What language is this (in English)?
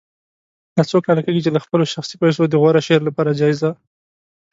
Pashto